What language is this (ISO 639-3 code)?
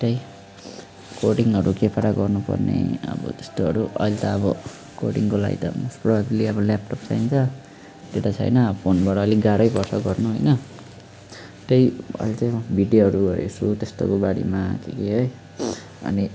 nep